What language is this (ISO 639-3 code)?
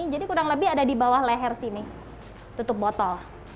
ind